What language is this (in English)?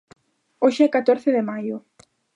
Galician